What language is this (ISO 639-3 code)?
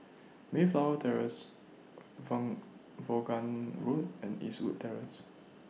eng